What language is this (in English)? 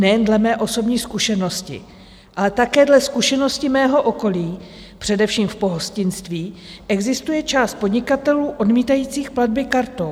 Czech